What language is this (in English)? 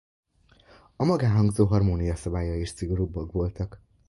Hungarian